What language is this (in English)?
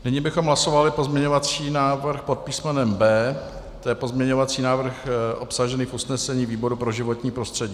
Czech